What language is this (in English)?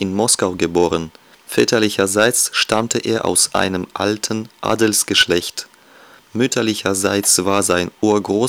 German